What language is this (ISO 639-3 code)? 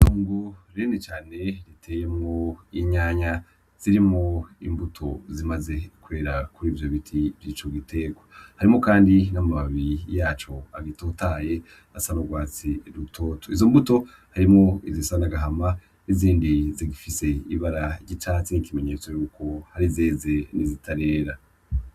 run